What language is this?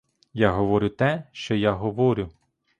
Ukrainian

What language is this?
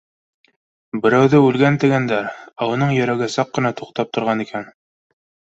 Bashkir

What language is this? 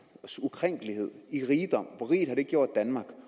Danish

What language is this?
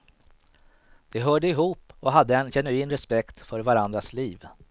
Swedish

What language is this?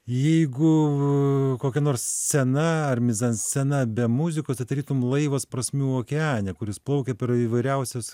Lithuanian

